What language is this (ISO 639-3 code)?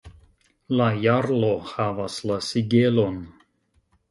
epo